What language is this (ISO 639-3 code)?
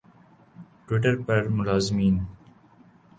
urd